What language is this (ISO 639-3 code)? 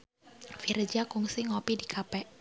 sun